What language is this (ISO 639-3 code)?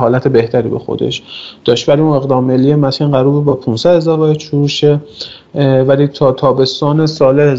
fas